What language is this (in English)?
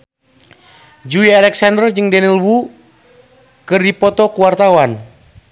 Sundanese